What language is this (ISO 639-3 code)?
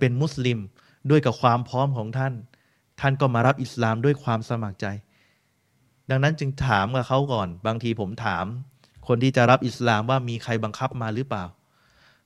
tha